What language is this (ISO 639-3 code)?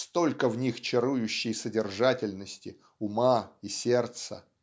rus